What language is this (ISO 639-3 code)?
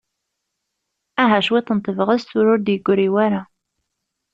kab